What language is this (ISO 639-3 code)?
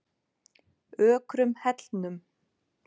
isl